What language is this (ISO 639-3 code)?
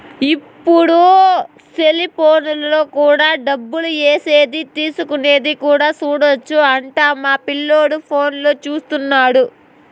tel